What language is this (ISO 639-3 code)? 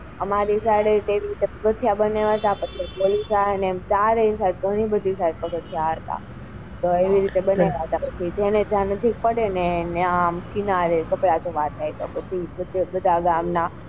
guj